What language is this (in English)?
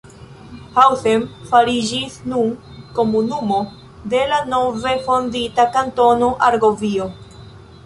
Esperanto